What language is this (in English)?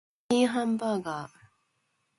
Japanese